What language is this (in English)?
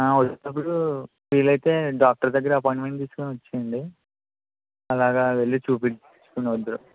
Telugu